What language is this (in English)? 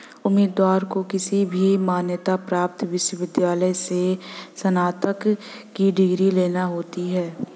Hindi